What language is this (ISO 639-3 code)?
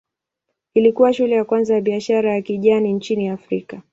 swa